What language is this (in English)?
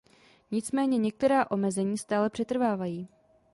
Czech